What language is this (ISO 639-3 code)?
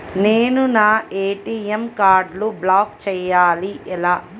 tel